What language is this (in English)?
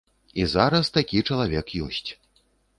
Belarusian